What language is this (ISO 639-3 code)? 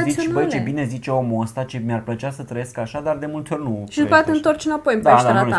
ron